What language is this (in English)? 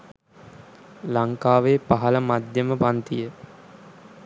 Sinhala